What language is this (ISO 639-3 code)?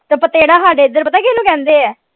pan